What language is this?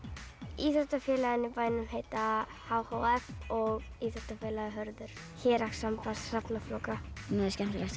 Icelandic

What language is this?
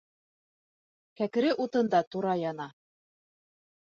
Bashkir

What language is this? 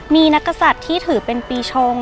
Thai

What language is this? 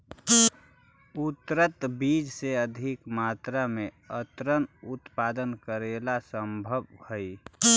Magahi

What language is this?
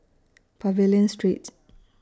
English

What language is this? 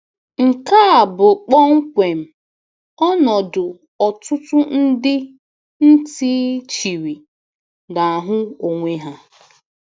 Igbo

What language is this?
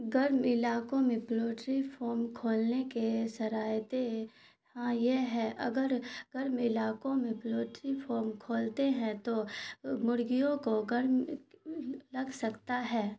Urdu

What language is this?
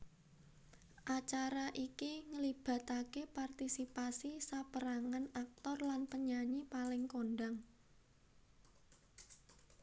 Javanese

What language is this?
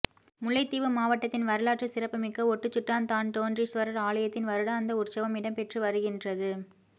Tamil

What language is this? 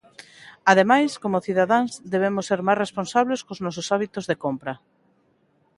Galician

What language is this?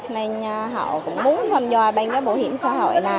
Vietnamese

